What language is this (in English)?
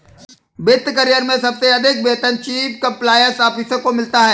Hindi